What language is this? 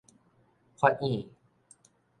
Min Nan Chinese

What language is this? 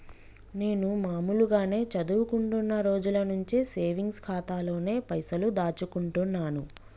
Telugu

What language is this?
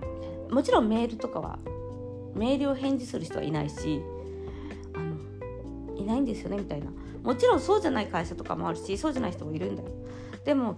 Japanese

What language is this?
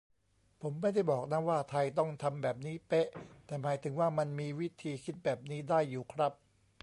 Thai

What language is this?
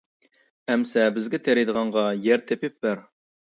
Uyghur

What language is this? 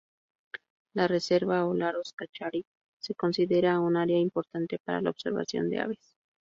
Spanish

